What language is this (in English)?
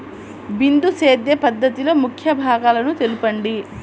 Telugu